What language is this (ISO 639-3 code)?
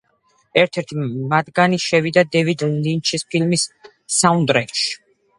kat